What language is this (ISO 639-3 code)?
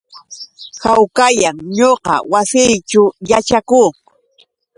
qux